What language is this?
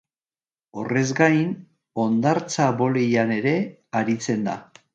Basque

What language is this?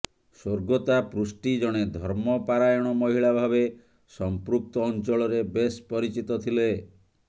Odia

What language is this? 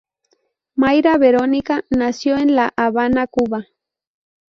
Spanish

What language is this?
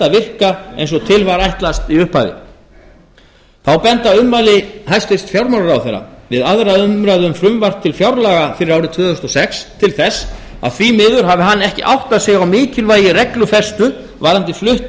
Icelandic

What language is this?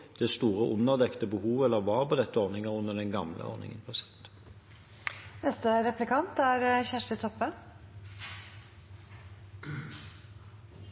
Norwegian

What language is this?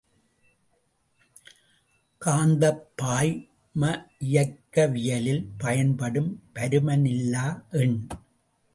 Tamil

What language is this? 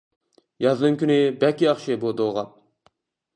Uyghur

